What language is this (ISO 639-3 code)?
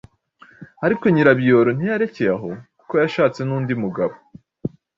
kin